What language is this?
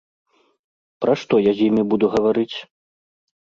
Belarusian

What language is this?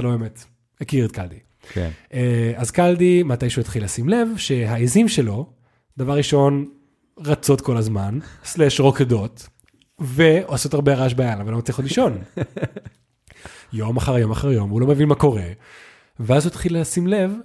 Hebrew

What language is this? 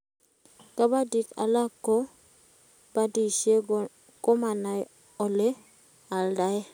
Kalenjin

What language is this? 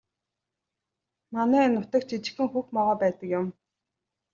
Mongolian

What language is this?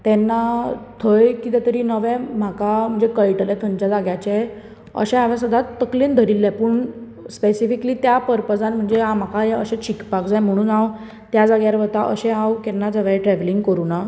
Konkani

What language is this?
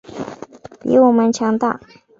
Chinese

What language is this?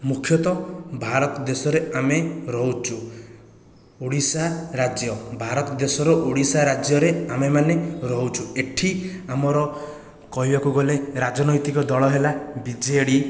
Odia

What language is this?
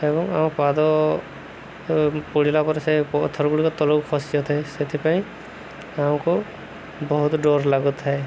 Odia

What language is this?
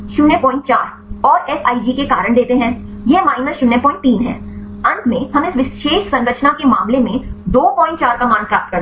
Hindi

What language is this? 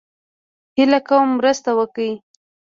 Pashto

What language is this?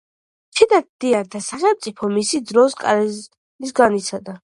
Georgian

